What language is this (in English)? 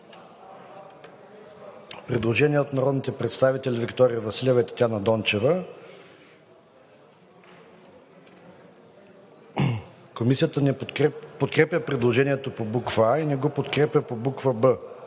Bulgarian